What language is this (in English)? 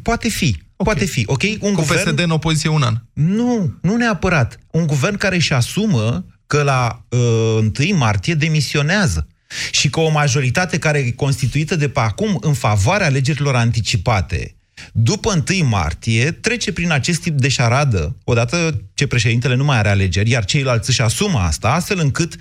Romanian